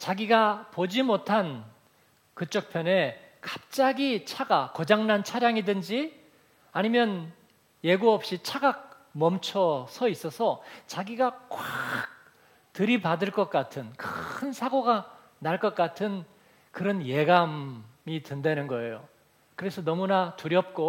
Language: Korean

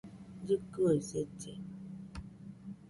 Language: Nüpode Huitoto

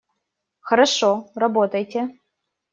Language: Russian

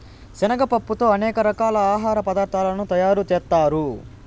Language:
Telugu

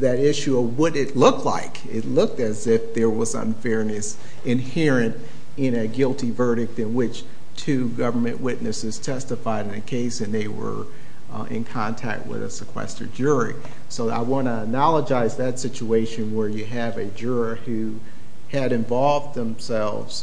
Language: English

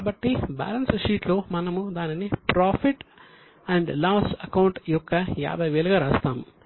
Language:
Telugu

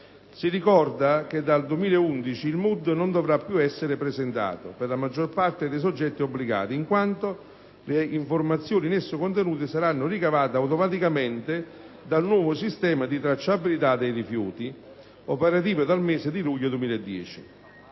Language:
Italian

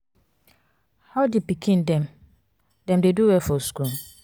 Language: Nigerian Pidgin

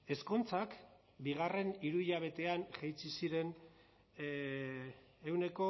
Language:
Basque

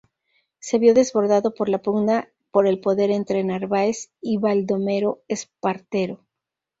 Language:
Spanish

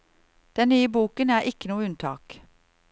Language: Norwegian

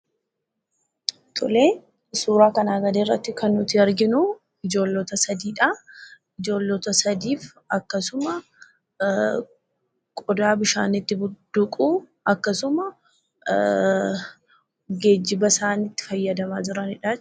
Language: Oromo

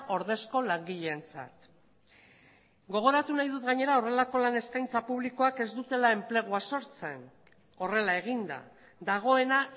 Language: Basque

